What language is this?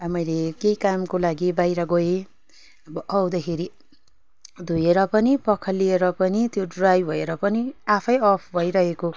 Nepali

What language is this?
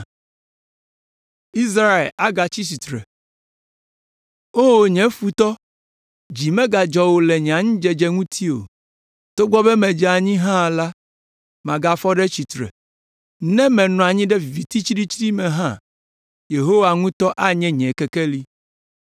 Ewe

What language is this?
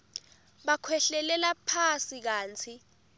Swati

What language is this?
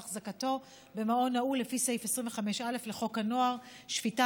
Hebrew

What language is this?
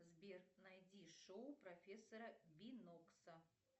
Russian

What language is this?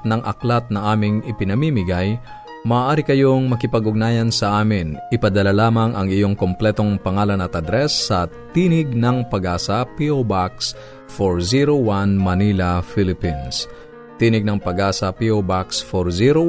Filipino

